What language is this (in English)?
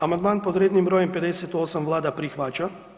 Croatian